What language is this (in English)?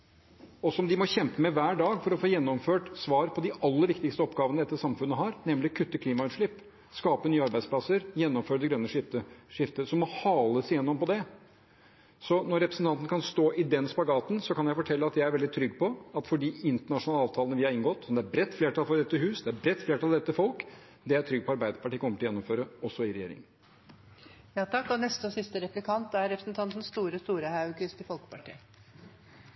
Norwegian